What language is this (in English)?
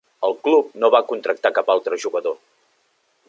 Catalan